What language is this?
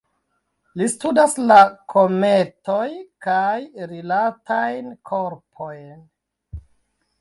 Esperanto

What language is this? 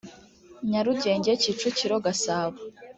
Kinyarwanda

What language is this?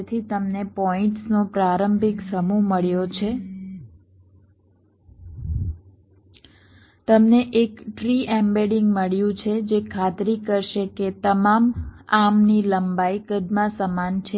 Gujarati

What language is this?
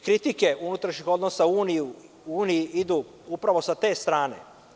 Serbian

